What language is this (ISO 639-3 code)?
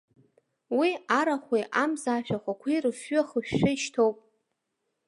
abk